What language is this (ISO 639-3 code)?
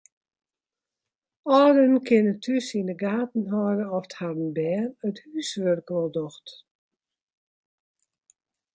fry